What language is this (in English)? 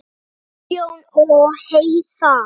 Icelandic